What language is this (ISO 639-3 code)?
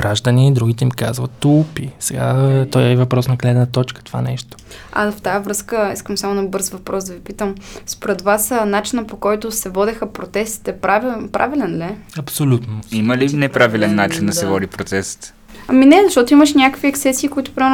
bul